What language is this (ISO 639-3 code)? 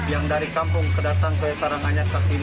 ind